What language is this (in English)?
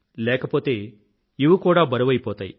Telugu